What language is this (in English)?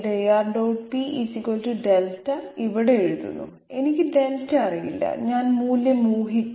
Malayalam